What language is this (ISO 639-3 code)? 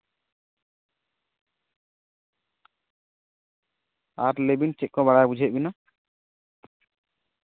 sat